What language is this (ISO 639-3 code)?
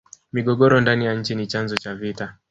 swa